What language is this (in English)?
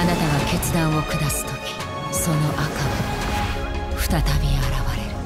Japanese